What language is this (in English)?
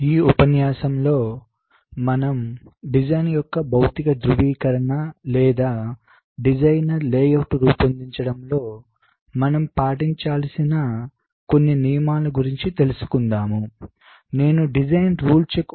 Telugu